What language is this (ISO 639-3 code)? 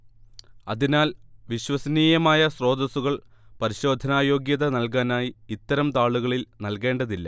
mal